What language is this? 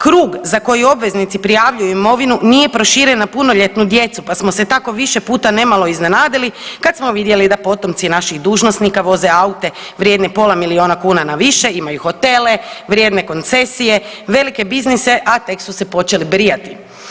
Croatian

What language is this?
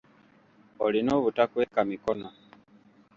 Ganda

